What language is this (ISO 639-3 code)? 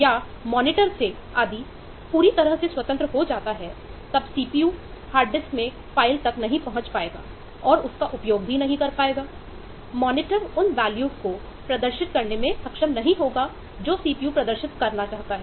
hin